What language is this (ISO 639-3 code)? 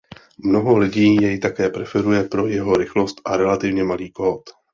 ces